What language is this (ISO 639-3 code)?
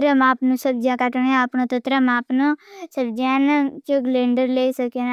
bhb